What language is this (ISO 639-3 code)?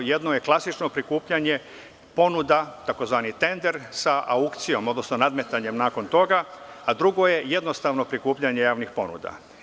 srp